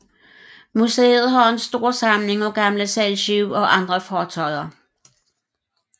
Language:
Danish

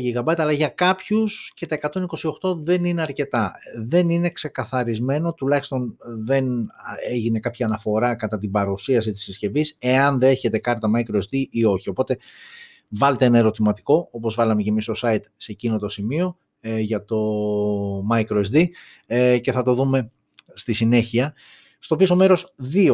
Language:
Greek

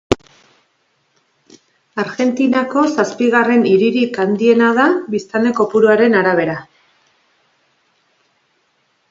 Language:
Basque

